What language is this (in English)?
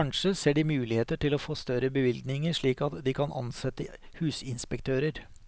Norwegian